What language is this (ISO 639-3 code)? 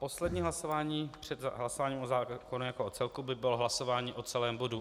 ces